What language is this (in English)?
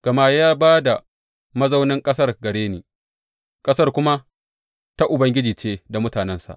Hausa